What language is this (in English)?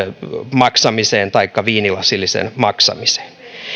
Finnish